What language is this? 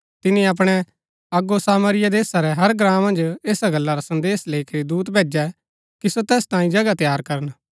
Gaddi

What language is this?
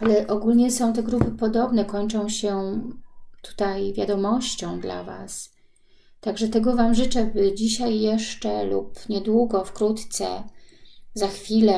Polish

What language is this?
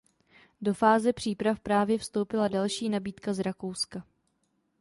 Czech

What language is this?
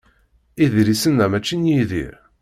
Kabyle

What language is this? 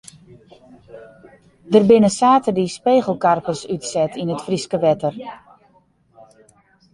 Western Frisian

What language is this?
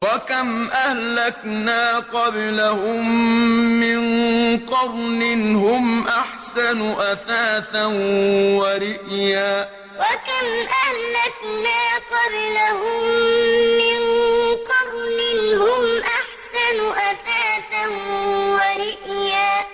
Arabic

